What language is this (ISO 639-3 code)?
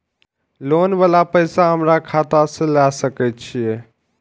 mai